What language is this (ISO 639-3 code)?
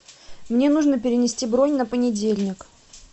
rus